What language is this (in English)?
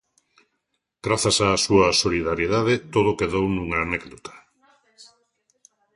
Galician